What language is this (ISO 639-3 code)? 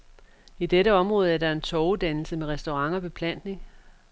dan